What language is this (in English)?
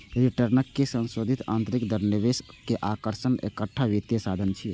Maithili